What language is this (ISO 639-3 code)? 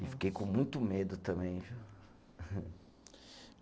por